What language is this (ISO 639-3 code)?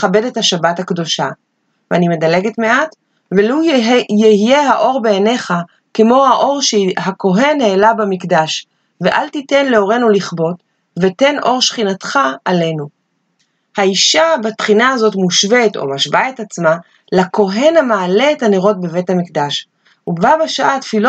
heb